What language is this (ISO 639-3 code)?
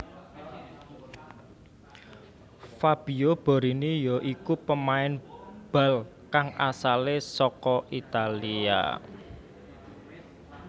jav